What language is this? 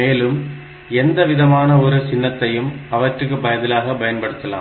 Tamil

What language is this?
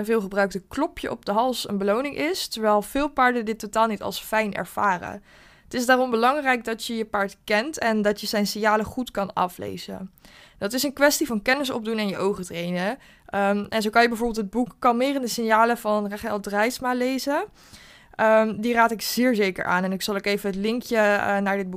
Dutch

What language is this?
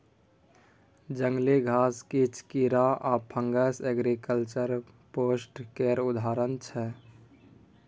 Maithili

